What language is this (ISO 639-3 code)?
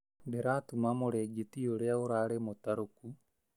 kik